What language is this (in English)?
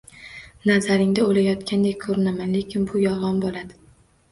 Uzbek